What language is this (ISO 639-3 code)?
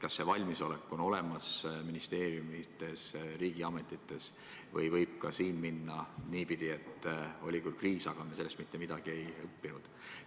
est